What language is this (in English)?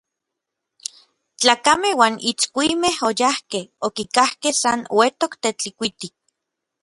Orizaba Nahuatl